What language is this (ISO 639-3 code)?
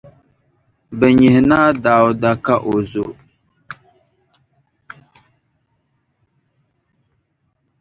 dag